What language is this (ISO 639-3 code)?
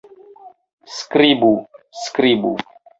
epo